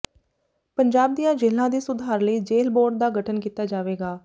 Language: Punjabi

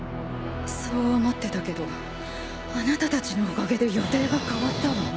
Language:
Japanese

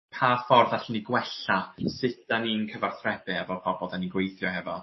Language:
Welsh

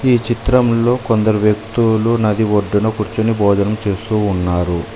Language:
Telugu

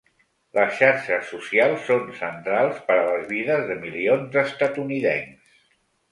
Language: Catalan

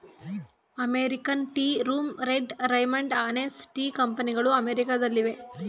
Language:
Kannada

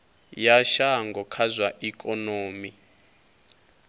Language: Venda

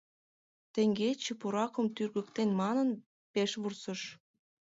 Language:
Mari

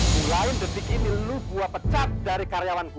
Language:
Indonesian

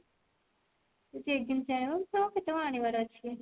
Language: Odia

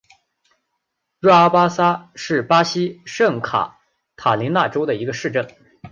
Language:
Chinese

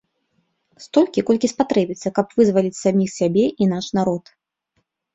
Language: Belarusian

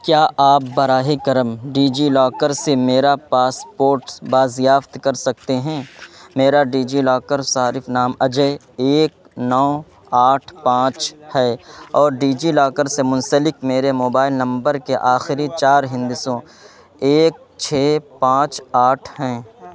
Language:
Urdu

